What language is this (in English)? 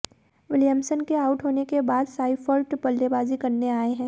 Hindi